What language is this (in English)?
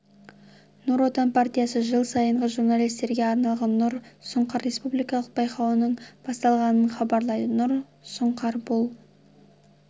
Kazakh